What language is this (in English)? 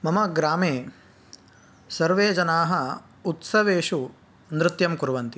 Sanskrit